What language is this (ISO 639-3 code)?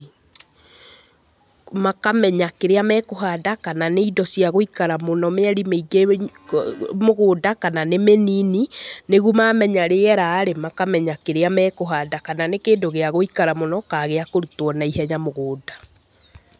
kik